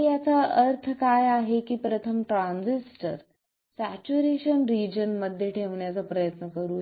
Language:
Marathi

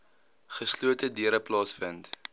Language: Afrikaans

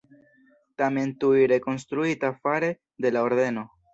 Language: Esperanto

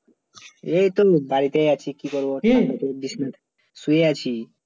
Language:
Bangla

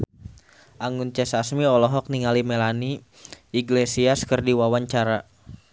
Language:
Sundanese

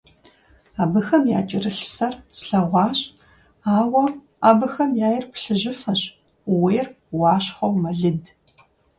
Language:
Kabardian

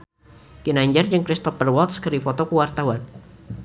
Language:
Sundanese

